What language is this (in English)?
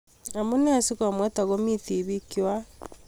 Kalenjin